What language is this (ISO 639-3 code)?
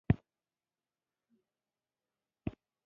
pus